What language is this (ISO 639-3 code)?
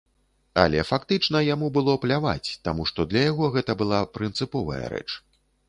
bel